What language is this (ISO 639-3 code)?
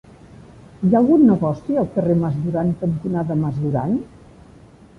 cat